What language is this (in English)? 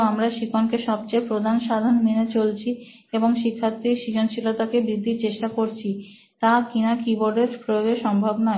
Bangla